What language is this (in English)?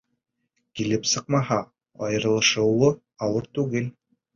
Bashkir